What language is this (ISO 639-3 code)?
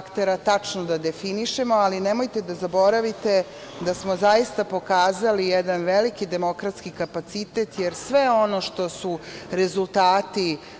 srp